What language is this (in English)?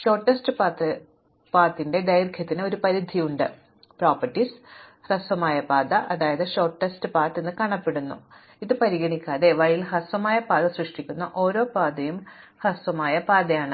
Malayalam